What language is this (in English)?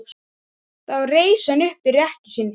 Icelandic